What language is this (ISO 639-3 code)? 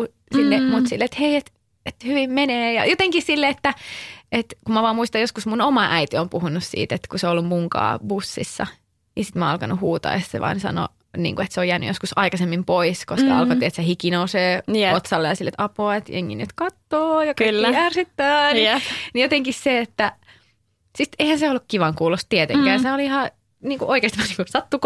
fin